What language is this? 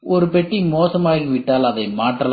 Tamil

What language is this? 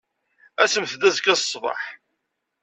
Kabyle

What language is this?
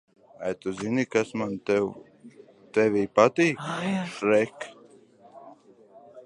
Latvian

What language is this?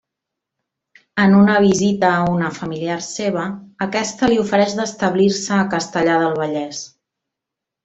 Catalan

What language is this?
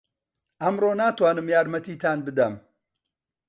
Central Kurdish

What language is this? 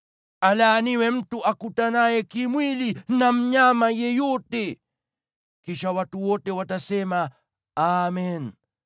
Swahili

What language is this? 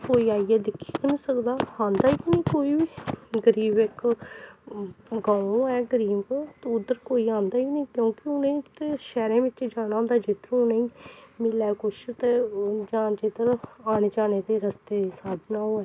Dogri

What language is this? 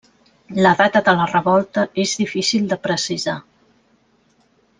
Catalan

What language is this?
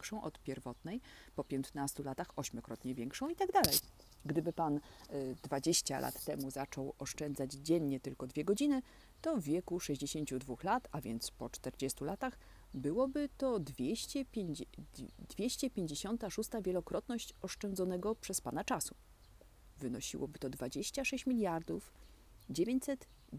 Polish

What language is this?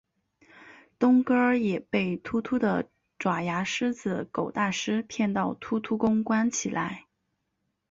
Chinese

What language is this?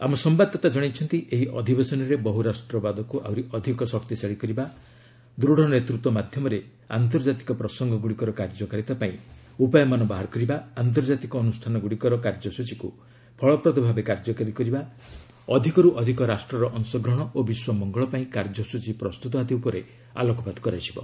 Odia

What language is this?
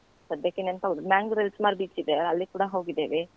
Kannada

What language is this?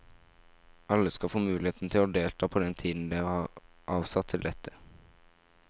Norwegian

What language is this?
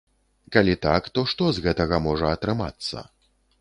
Belarusian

